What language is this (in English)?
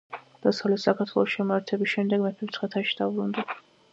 Georgian